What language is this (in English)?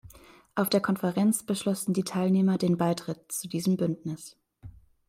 German